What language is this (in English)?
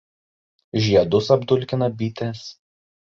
Lithuanian